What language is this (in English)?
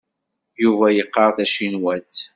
Kabyle